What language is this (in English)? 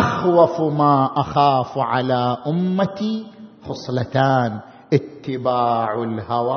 Arabic